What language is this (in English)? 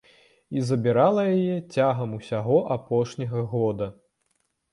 Belarusian